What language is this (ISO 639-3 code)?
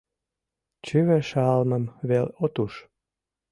chm